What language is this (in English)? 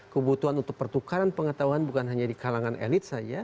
Indonesian